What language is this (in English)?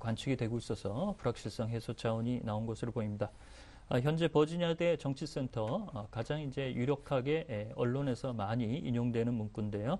Korean